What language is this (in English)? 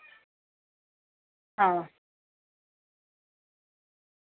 Dogri